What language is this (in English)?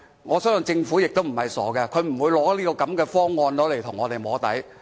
Cantonese